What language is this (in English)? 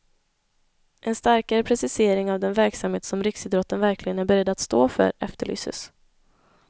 Swedish